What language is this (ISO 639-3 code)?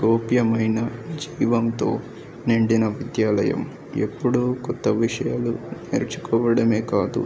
tel